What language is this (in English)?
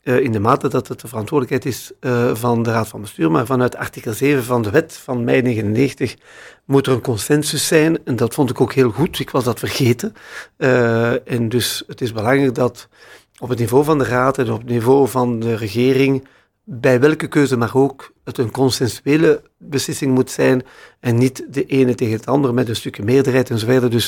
Dutch